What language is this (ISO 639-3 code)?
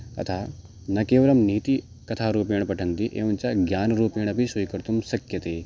san